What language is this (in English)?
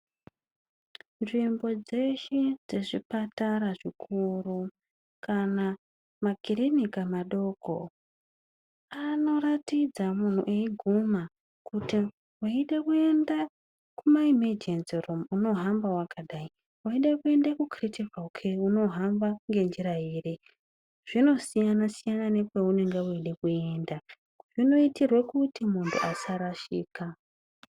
Ndau